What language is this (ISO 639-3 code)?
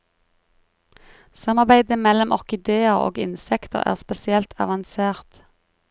nor